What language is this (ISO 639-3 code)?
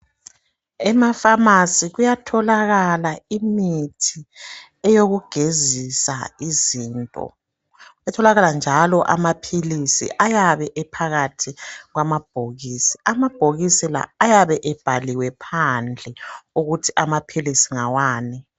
nde